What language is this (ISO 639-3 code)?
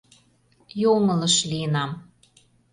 chm